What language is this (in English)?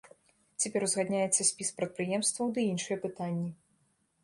Belarusian